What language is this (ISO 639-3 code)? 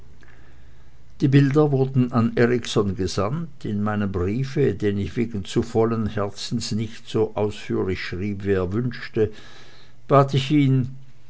deu